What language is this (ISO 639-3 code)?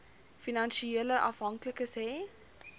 afr